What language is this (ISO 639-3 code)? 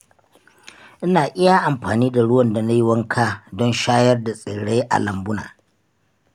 hau